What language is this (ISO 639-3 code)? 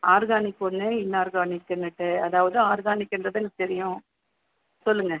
tam